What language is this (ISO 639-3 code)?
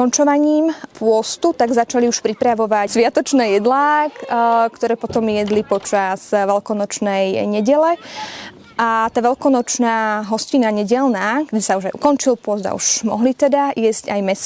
slk